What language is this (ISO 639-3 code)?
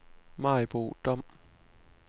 dan